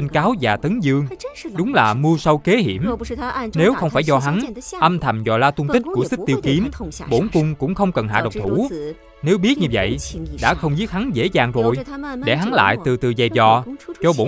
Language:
Vietnamese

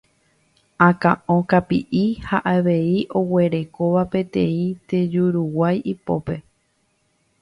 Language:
Guarani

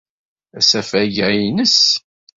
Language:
Kabyle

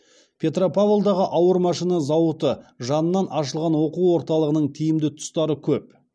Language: Kazakh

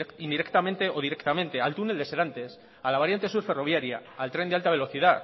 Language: Spanish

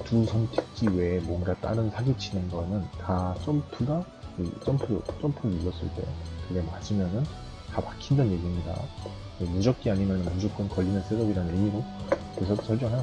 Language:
Korean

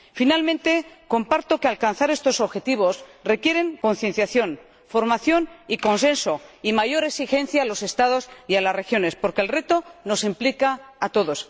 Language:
Spanish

